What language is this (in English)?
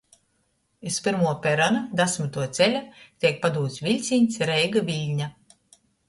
Latgalian